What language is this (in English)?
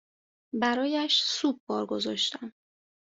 Persian